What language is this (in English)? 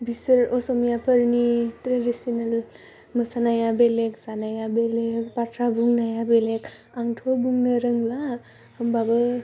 Bodo